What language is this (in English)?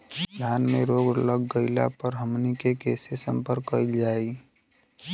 Bhojpuri